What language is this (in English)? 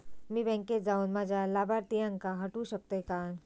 Marathi